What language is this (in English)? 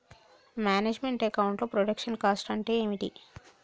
Telugu